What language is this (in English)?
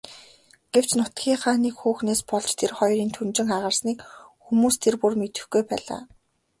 Mongolian